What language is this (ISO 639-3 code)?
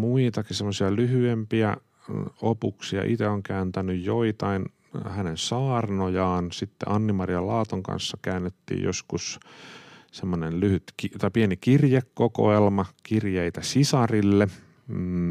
fin